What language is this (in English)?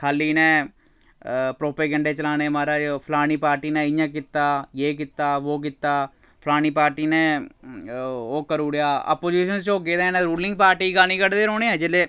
Dogri